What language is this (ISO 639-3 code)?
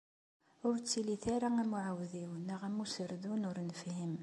kab